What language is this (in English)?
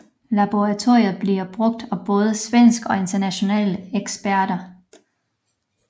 Danish